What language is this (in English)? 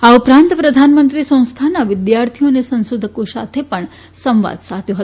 Gujarati